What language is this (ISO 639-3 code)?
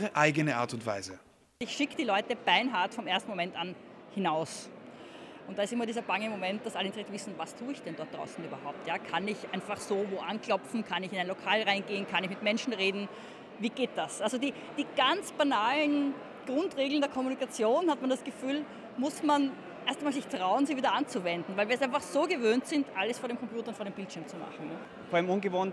deu